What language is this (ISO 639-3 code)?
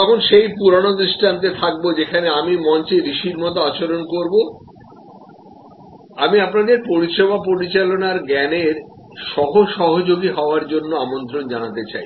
ben